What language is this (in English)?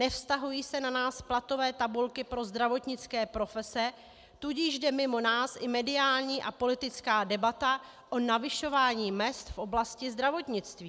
Czech